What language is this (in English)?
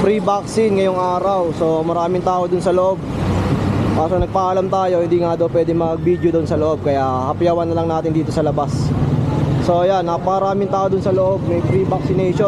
Filipino